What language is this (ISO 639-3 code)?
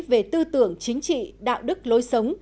vie